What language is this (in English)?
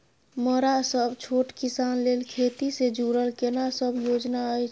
Maithili